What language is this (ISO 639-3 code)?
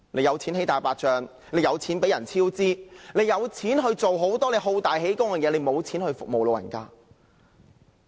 yue